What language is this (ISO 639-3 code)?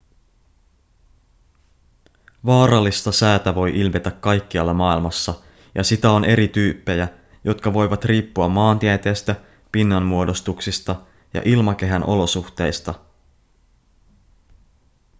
fin